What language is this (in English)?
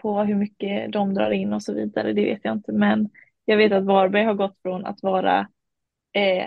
Swedish